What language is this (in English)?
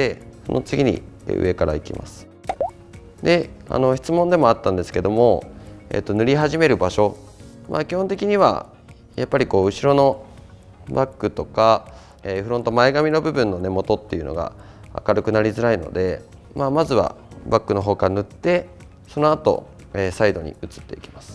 Japanese